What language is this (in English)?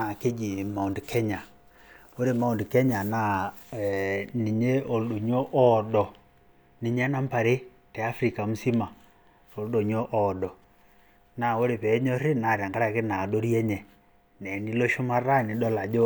Masai